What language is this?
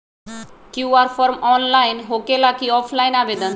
Magahi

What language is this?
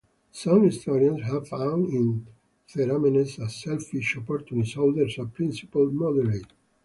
English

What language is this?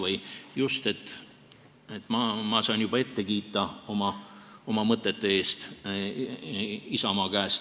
Estonian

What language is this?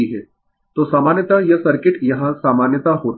Hindi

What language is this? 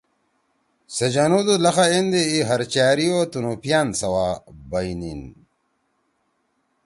Torwali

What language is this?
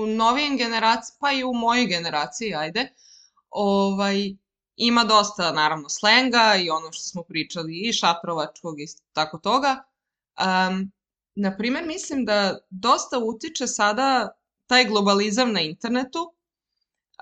Croatian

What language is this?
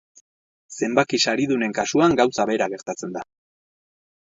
Basque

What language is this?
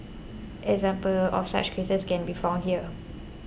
English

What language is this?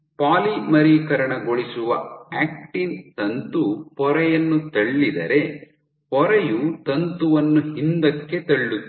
Kannada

